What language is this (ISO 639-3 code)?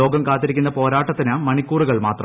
mal